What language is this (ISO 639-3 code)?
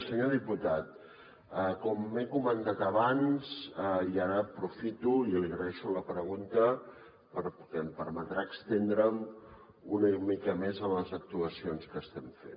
cat